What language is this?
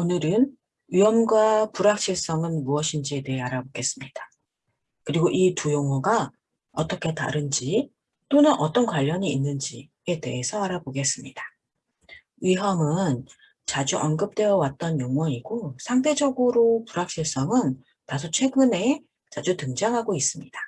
Korean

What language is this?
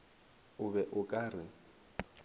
Northern Sotho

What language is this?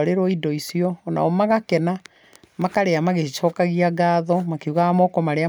Kikuyu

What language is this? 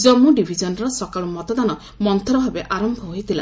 Odia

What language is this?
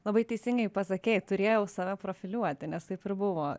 Lithuanian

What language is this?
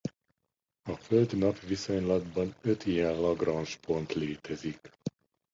Hungarian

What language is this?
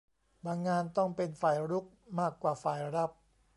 Thai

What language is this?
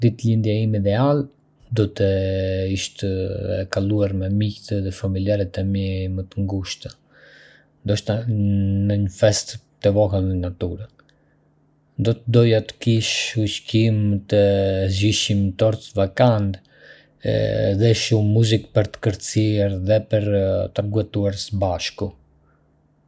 Arbëreshë Albanian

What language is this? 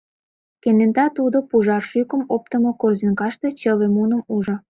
Mari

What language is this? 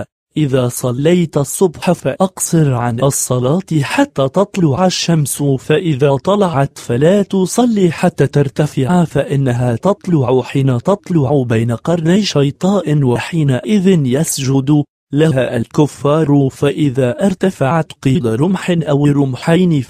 Arabic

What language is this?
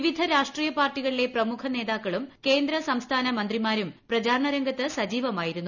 Malayalam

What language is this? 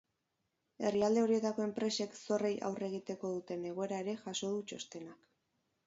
Basque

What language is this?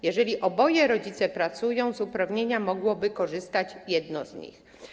Polish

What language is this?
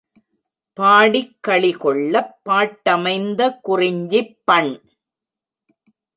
Tamil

